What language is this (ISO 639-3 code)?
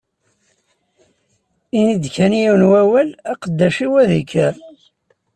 kab